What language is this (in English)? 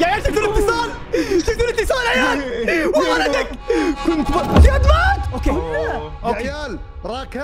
Arabic